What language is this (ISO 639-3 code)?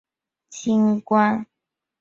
zho